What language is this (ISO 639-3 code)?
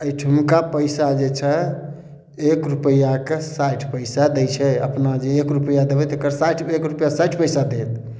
mai